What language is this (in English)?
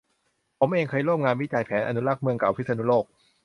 Thai